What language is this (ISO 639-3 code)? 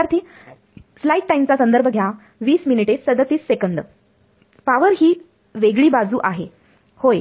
mar